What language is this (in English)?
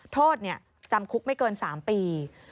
Thai